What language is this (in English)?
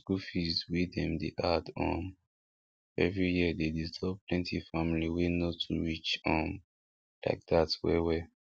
Nigerian Pidgin